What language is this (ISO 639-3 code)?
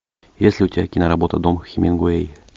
rus